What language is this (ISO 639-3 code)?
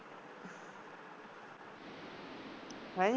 pan